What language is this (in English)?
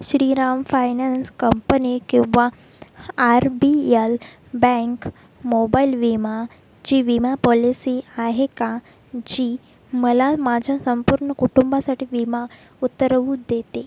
Marathi